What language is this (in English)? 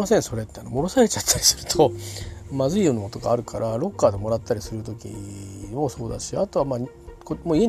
Japanese